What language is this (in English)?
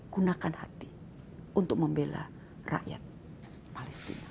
Indonesian